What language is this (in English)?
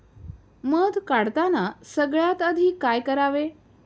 Marathi